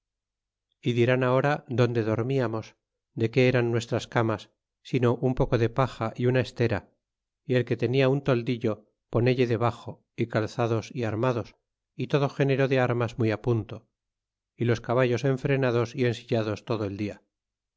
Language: Spanish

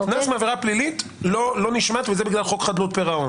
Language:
Hebrew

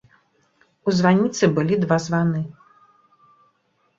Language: Belarusian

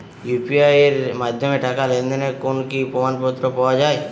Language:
Bangla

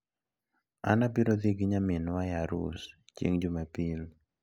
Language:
Luo (Kenya and Tanzania)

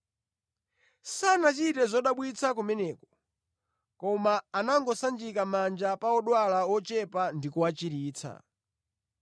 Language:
Nyanja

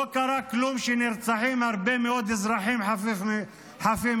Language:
Hebrew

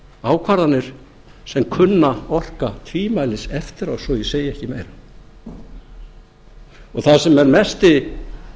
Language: Icelandic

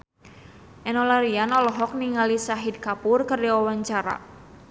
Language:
Sundanese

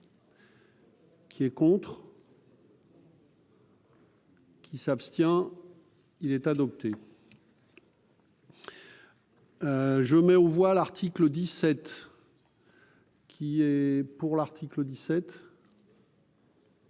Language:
French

